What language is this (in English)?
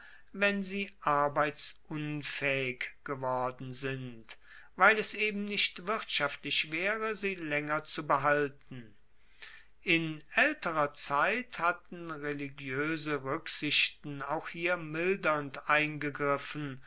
German